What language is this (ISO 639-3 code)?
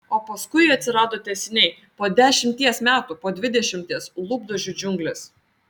lit